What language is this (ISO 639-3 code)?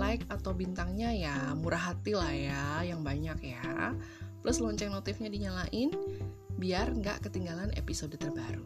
ind